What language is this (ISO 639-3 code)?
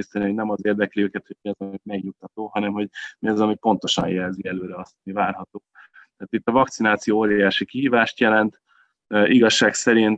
hun